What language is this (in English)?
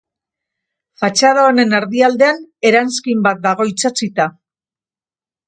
Basque